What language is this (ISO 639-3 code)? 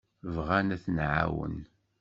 kab